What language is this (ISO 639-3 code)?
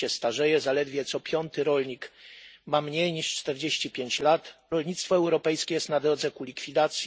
pol